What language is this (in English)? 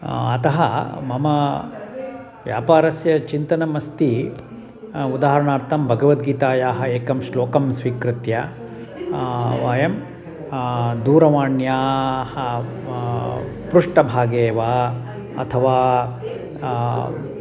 Sanskrit